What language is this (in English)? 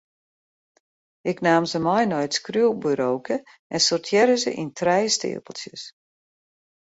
Western Frisian